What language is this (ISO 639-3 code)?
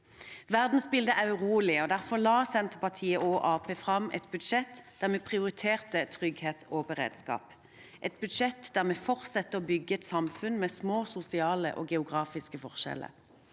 nor